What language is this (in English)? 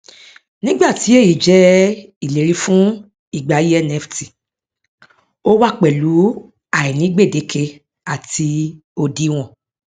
Yoruba